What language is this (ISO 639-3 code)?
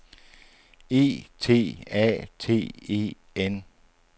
dan